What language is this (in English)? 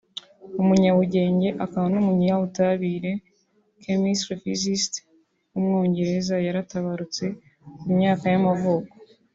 Kinyarwanda